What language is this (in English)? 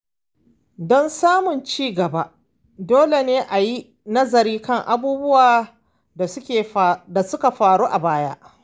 Hausa